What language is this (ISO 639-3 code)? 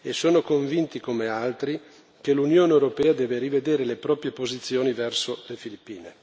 ita